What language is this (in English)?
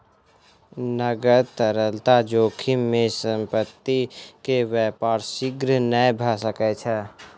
Maithili